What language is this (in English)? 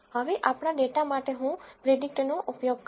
Gujarati